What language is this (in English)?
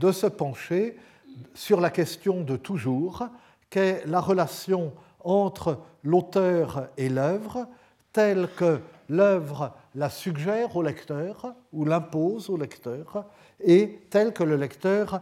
French